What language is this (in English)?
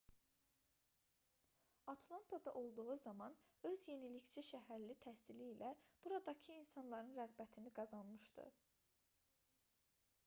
Azerbaijani